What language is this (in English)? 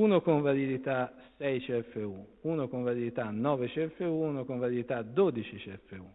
Italian